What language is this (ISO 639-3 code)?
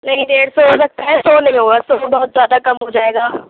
urd